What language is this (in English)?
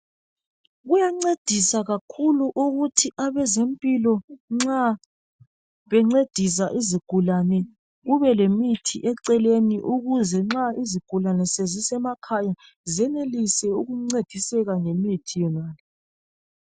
North Ndebele